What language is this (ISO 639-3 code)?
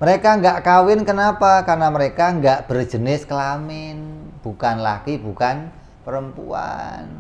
ind